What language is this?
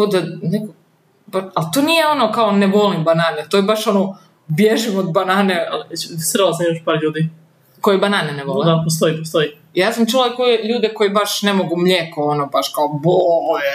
Croatian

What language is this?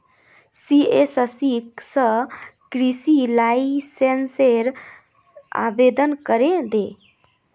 Magahi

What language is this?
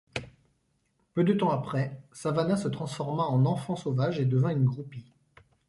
French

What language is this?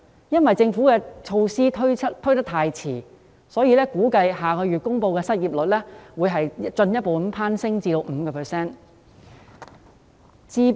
Cantonese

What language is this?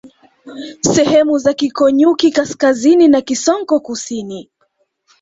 Swahili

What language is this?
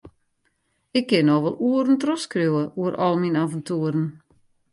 Western Frisian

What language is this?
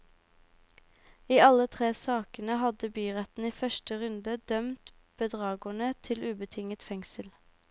Norwegian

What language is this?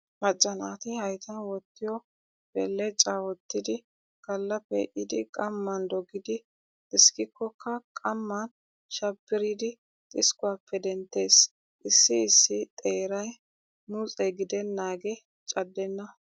Wolaytta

